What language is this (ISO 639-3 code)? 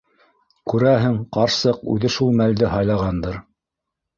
bak